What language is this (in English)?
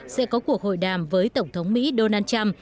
Vietnamese